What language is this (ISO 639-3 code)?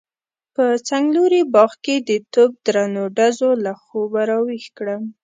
pus